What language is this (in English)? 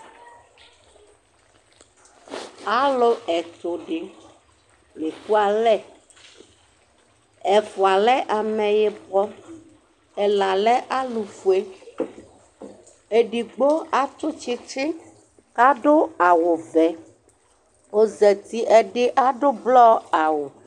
Ikposo